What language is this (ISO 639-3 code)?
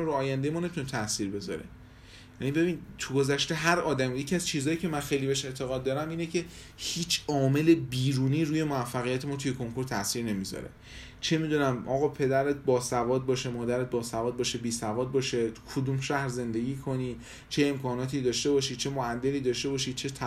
fas